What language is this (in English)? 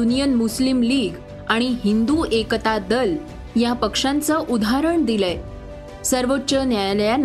Marathi